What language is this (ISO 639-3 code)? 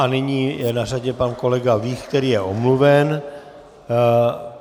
ces